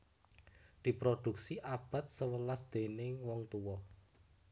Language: Javanese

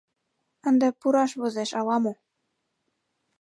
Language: Mari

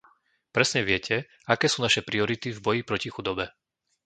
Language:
Slovak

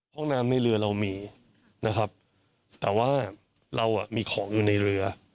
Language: Thai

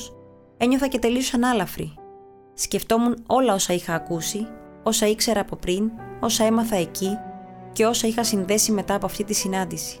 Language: Greek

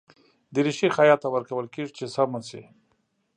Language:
Pashto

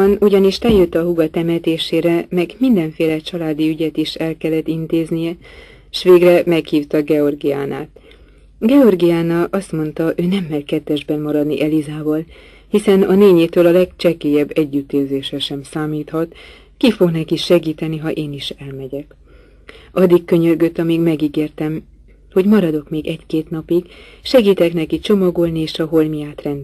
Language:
Hungarian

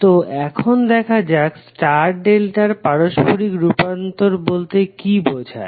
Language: Bangla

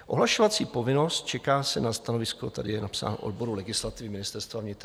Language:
Czech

